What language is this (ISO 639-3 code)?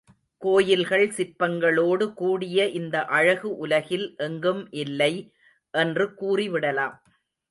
tam